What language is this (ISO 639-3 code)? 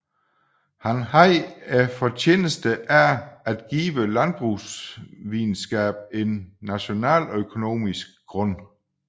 dan